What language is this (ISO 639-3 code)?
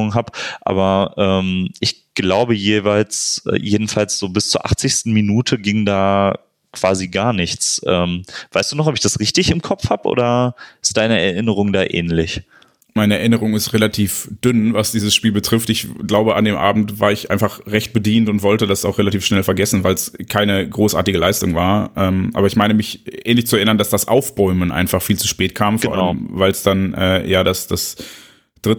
deu